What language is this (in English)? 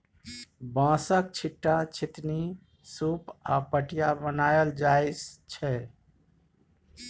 Maithili